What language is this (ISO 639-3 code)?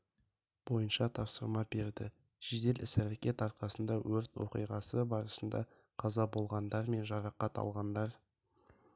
kaz